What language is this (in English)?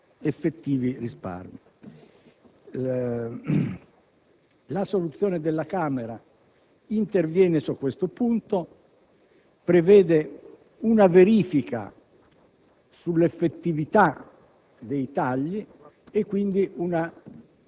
Italian